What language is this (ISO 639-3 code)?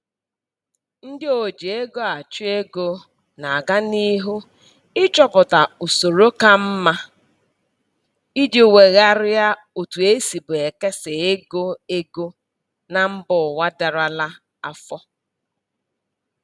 ibo